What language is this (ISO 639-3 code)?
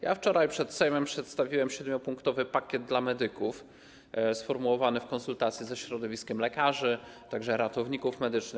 pol